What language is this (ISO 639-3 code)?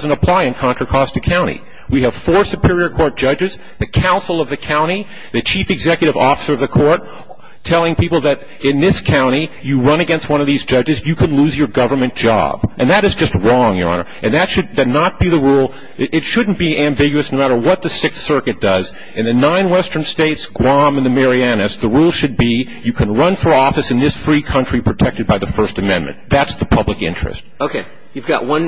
eng